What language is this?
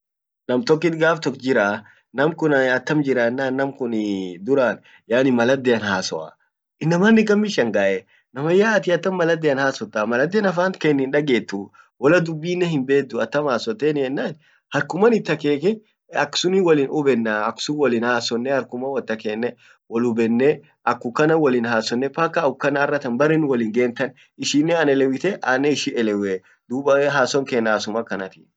Orma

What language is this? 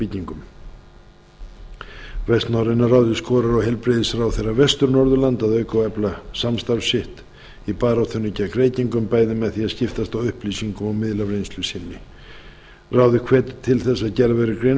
Icelandic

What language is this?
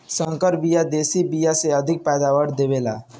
Bhojpuri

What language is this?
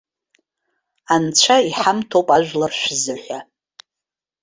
Abkhazian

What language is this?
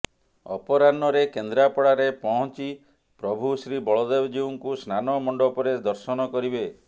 Odia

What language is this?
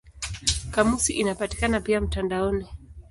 Swahili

